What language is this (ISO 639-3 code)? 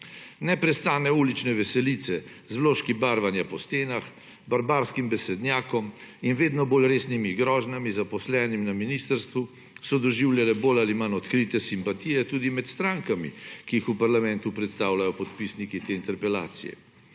slv